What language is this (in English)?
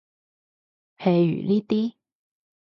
Cantonese